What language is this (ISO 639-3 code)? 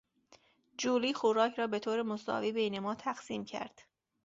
fas